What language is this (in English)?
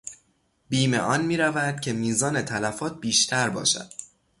Persian